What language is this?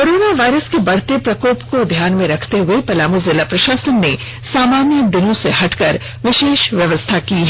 Hindi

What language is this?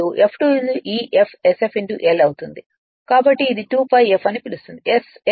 Telugu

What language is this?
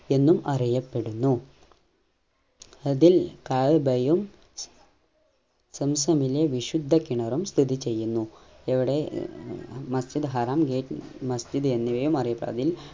Malayalam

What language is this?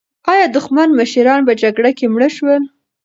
Pashto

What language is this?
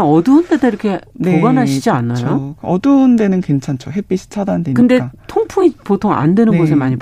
Korean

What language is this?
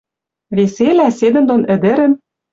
Western Mari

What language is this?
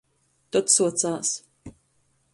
Latgalian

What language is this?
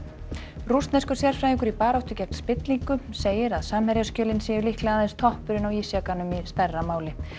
Icelandic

